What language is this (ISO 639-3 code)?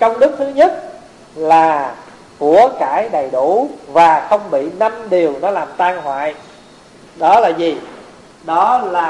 vie